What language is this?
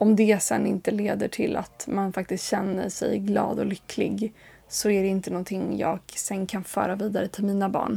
Swedish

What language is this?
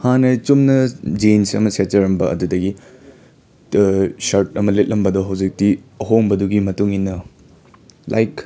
Manipuri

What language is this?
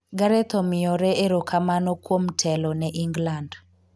Luo (Kenya and Tanzania)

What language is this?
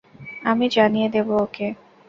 Bangla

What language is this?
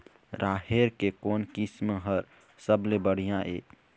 Chhattisgarhi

